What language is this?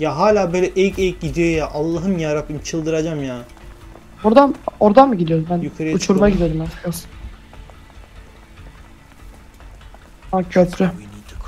Turkish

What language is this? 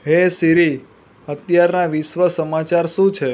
Gujarati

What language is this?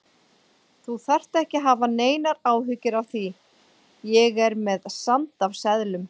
Icelandic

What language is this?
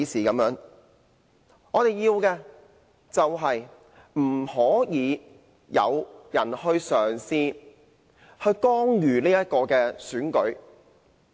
Cantonese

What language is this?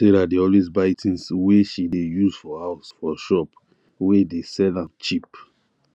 Nigerian Pidgin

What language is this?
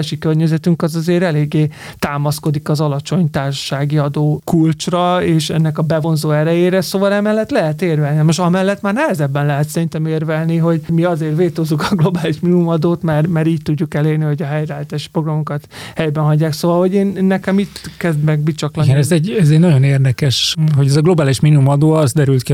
Hungarian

